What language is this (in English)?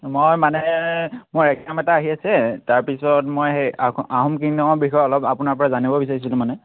Assamese